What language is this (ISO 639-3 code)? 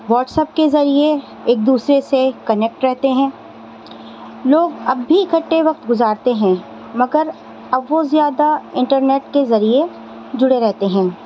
urd